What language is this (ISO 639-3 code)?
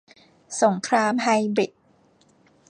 tha